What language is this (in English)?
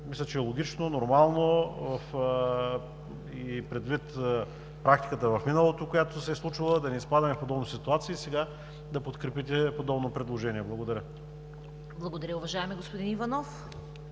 Bulgarian